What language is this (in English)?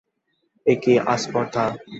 Bangla